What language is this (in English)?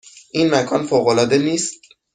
Persian